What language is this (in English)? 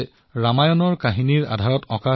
Assamese